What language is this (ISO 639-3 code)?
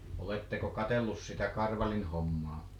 fin